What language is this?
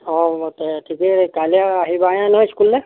Assamese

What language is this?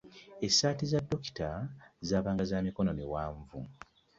Ganda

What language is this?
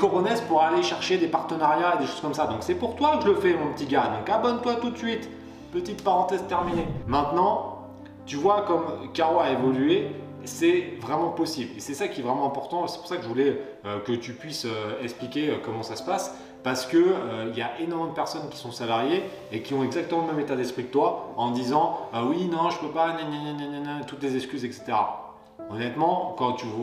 French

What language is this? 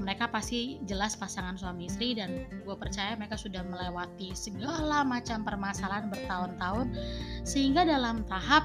Indonesian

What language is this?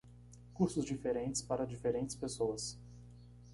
Portuguese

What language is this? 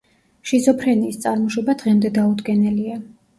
Georgian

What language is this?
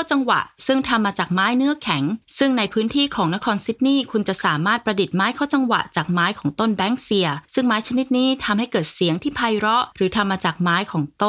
Thai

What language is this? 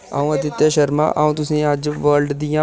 Dogri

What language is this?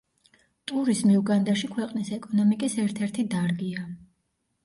Georgian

